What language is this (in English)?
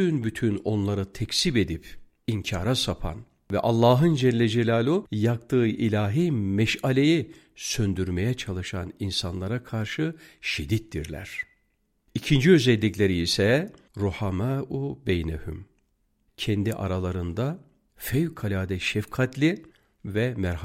Turkish